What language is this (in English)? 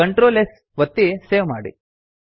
Kannada